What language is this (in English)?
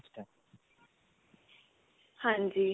Punjabi